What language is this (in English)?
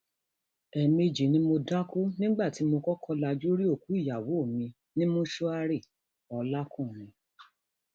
Yoruba